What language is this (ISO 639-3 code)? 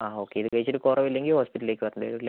mal